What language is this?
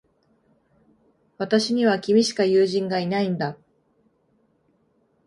Japanese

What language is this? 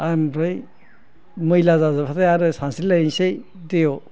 Bodo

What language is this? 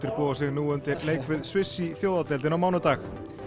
Icelandic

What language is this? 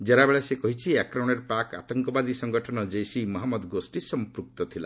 Odia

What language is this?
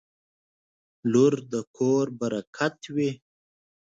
Pashto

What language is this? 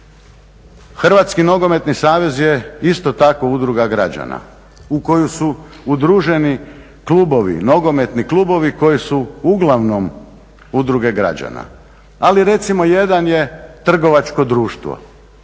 Croatian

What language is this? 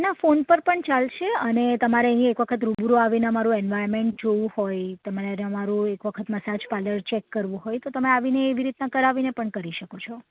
Gujarati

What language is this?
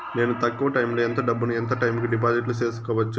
Telugu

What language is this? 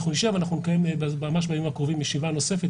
Hebrew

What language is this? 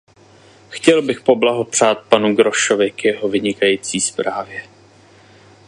Czech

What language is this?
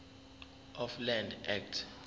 Zulu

